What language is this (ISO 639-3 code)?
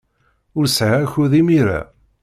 kab